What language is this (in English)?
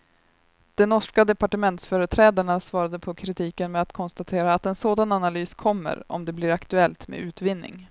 Swedish